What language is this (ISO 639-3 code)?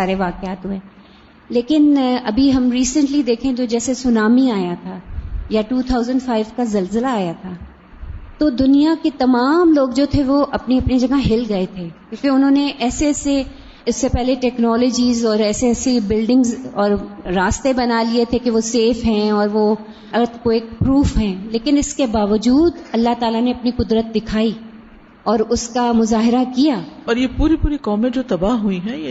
urd